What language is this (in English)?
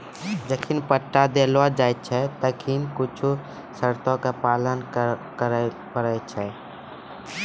Maithili